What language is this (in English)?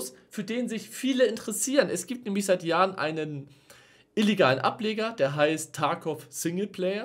German